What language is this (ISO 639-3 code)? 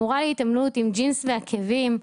heb